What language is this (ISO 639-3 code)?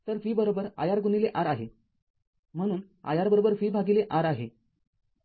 mar